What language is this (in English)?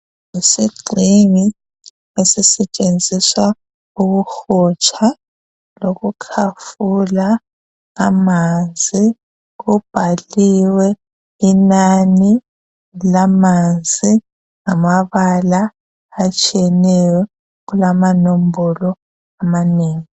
North Ndebele